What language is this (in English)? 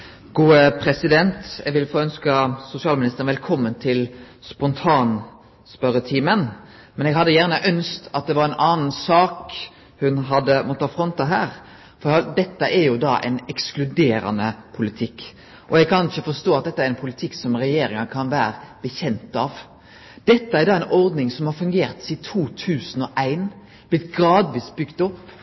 Norwegian Nynorsk